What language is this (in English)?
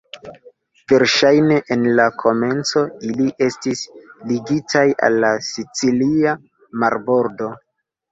Esperanto